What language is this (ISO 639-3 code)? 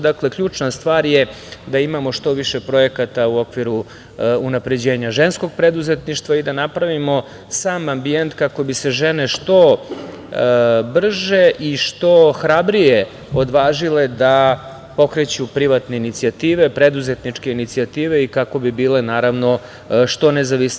srp